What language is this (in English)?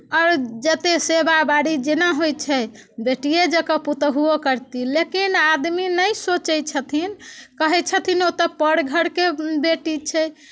Maithili